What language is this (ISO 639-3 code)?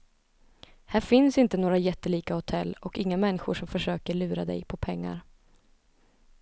swe